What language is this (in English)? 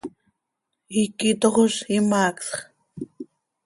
Seri